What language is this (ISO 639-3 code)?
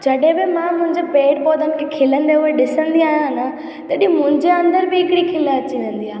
snd